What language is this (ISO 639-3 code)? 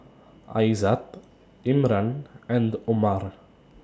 eng